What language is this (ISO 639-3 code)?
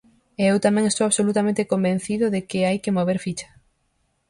glg